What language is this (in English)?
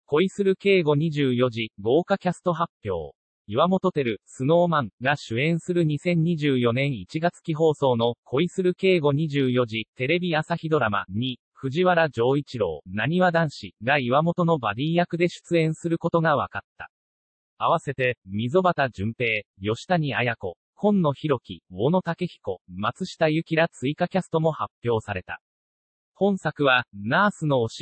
Japanese